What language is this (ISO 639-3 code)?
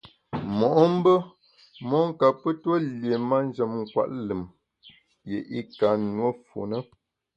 bax